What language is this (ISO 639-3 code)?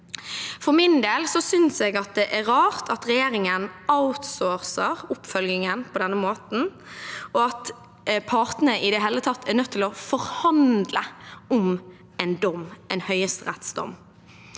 nor